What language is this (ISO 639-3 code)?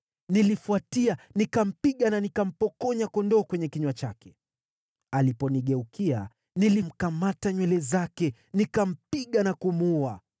swa